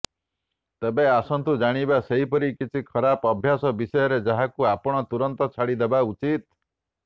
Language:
Odia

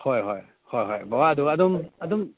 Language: Manipuri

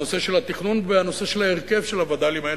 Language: Hebrew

